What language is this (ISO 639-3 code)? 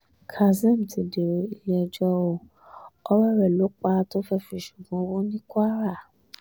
yor